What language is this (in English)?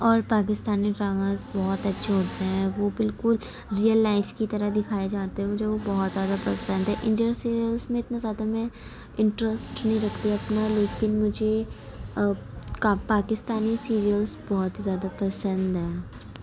Urdu